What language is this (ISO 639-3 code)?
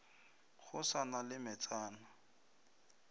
nso